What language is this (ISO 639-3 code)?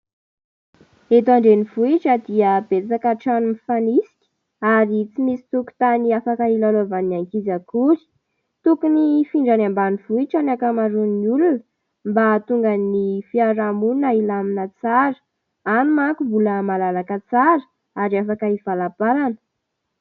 mlg